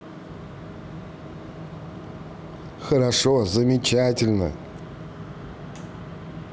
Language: Russian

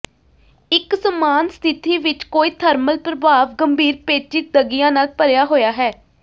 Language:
Punjabi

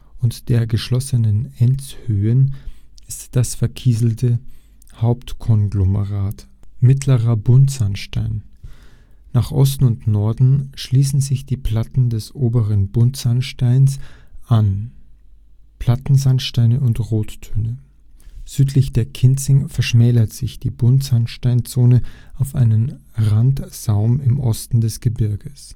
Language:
German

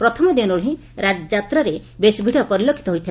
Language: Odia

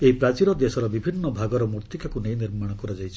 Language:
Odia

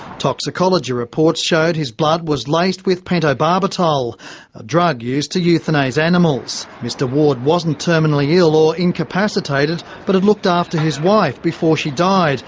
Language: English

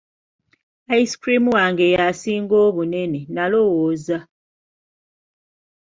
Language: Ganda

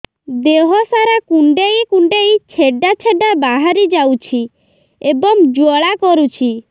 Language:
Odia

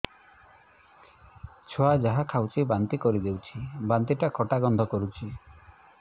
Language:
Odia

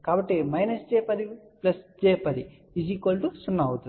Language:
Telugu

